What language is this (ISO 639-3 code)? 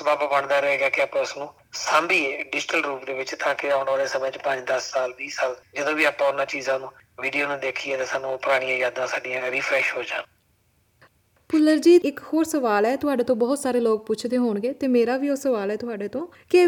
pan